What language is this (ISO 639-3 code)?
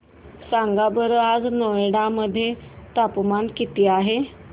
mar